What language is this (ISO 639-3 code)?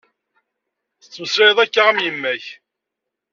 kab